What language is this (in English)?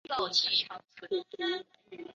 Chinese